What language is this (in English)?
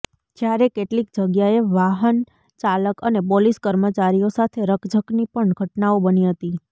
Gujarati